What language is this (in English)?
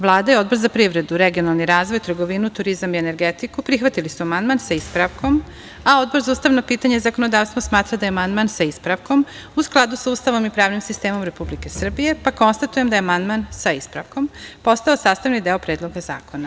Serbian